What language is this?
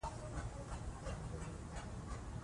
Pashto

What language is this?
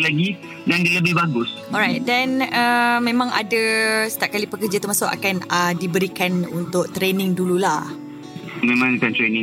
Malay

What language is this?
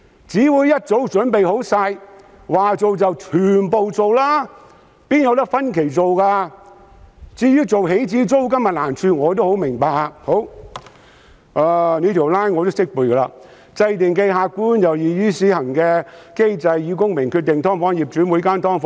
Cantonese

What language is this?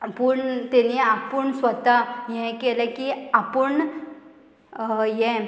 Konkani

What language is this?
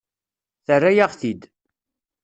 Kabyle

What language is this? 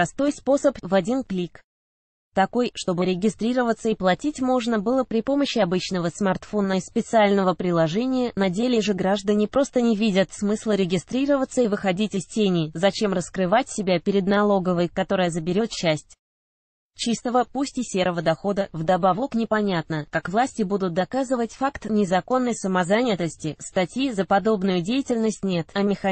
Russian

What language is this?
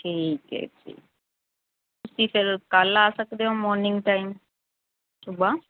Punjabi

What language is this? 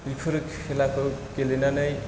Bodo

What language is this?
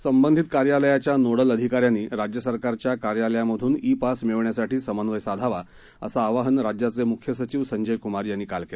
Marathi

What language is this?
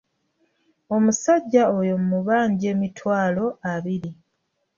Ganda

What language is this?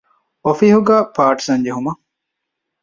Divehi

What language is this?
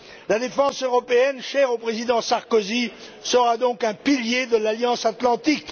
French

